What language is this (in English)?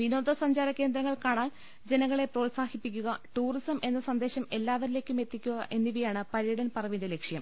Malayalam